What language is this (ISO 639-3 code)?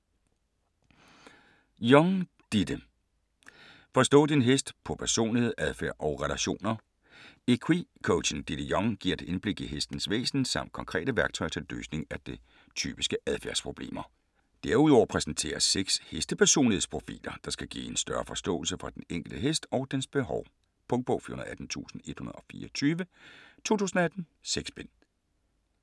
dan